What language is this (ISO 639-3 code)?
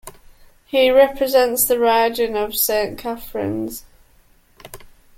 eng